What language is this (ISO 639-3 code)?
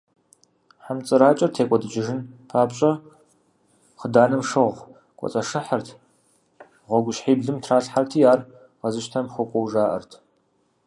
kbd